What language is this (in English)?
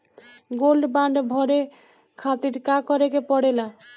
Bhojpuri